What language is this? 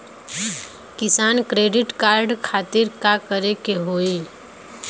Bhojpuri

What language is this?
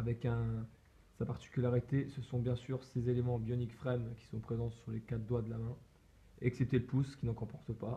French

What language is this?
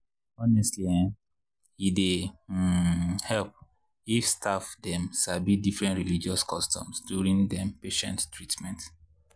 Nigerian Pidgin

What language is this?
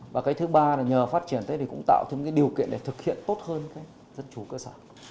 Vietnamese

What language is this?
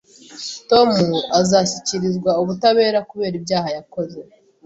Kinyarwanda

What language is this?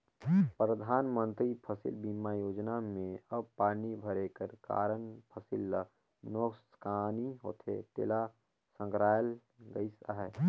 Chhattisgarhi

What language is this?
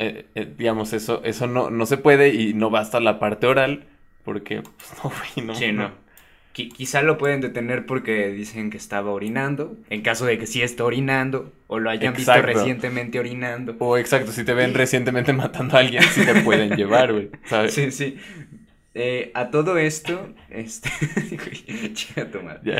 Spanish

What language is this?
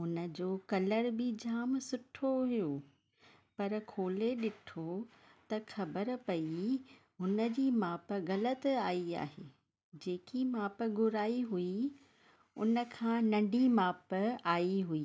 Sindhi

